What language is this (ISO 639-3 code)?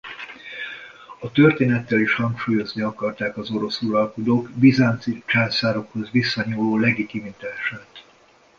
hun